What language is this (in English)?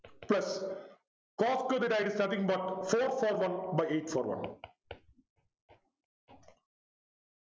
Malayalam